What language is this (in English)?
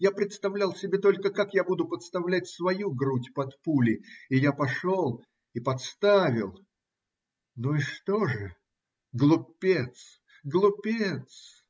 Russian